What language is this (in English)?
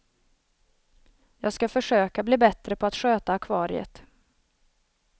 Swedish